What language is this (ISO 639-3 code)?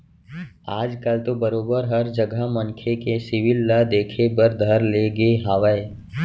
hne